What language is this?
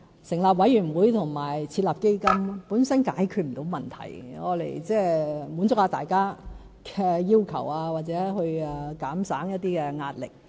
Cantonese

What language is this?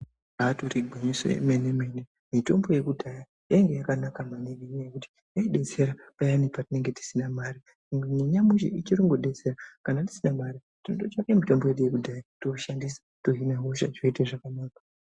Ndau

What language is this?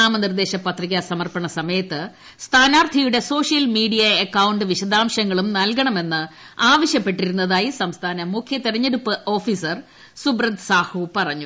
Malayalam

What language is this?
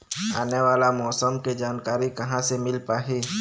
Chhattisgarhi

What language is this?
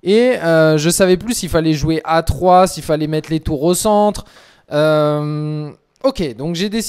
French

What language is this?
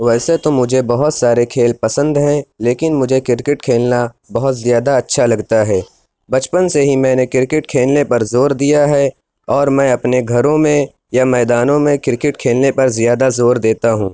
Urdu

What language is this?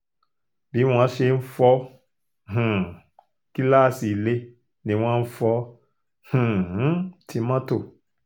Yoruba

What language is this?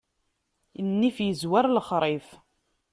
Kabyle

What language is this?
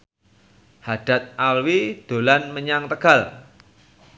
Javanese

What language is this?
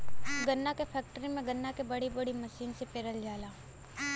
Bhojpuri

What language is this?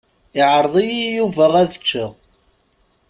Kabyle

